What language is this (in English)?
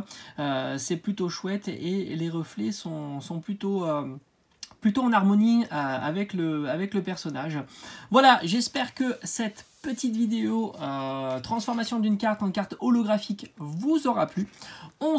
French